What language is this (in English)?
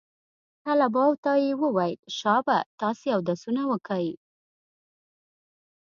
Pashto